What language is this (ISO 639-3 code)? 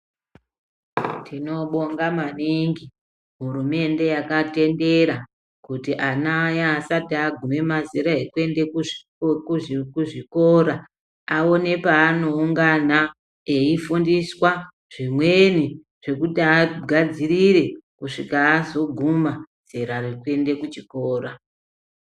ndc